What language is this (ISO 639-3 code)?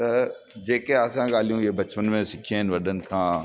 snd